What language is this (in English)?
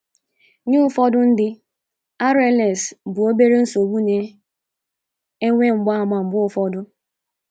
Igbo